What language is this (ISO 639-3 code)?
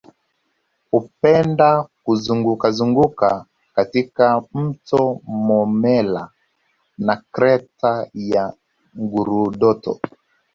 swa